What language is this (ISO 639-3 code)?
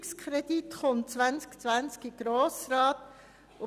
gsw